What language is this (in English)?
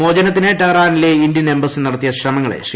Malayalam